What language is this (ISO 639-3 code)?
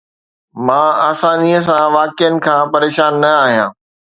snd